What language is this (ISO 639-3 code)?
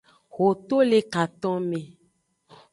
ajg